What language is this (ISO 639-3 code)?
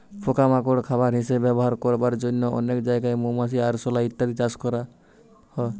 ben